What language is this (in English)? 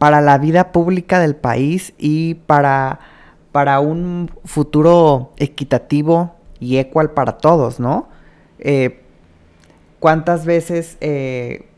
Spanish